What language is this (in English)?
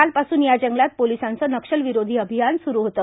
Marathi